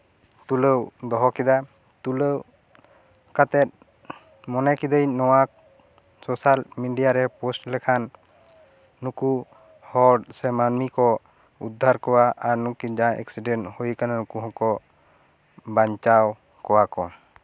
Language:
Santali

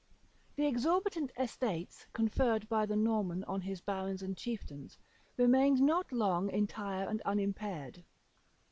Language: English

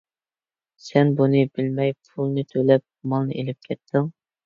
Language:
Uyghur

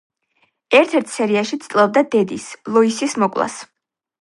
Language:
Georgian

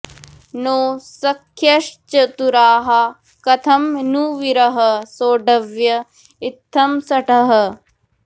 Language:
Sanskrit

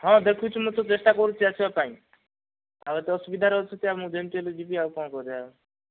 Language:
Odia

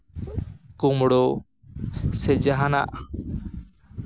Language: Santali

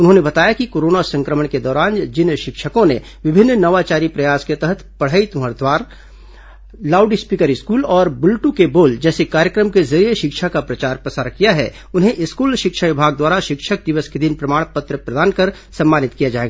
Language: Hindi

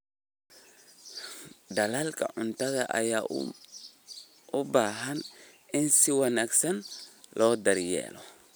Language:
Somali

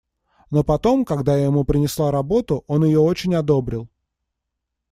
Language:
Russian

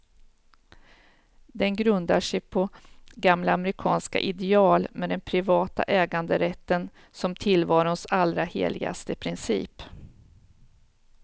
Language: Swedish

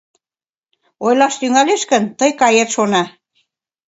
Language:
Mari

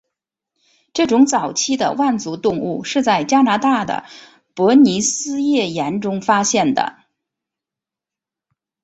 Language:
Chinese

